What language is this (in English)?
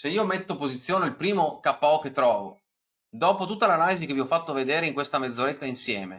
Italian